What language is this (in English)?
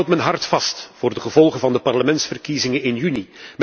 Dutch